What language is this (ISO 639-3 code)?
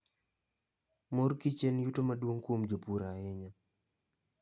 luo